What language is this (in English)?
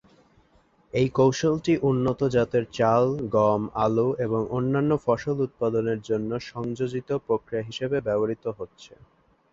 Bangla